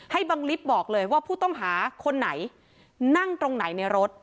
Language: Thai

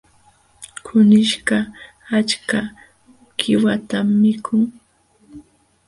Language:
Jauja Wanca Quechua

